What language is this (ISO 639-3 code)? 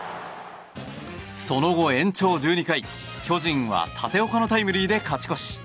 jpn